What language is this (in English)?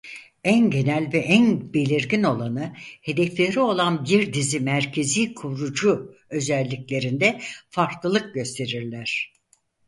Turkish